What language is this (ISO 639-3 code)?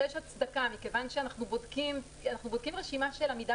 heb